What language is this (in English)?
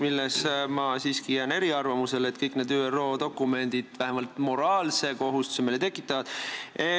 Estonian